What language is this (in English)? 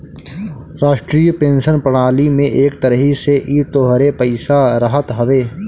Bhojpuri